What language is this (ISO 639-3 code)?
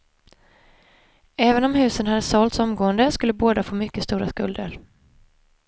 swe